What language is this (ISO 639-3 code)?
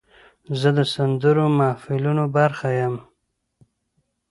pus